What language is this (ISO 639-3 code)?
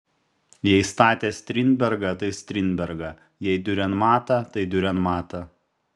lit